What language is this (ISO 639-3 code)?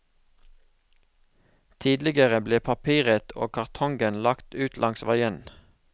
nor